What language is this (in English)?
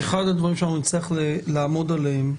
Hebrew